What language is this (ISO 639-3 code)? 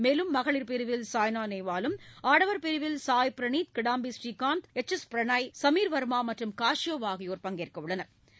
tam